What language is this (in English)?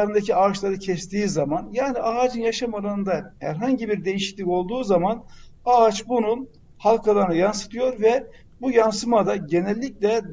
Turkish